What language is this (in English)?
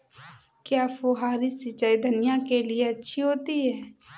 Hindi